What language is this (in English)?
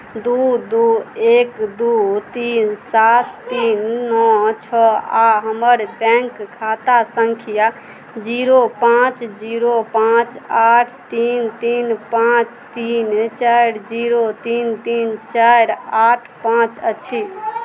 Maithili